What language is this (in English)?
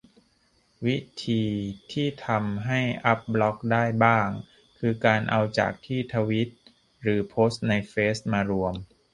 Thai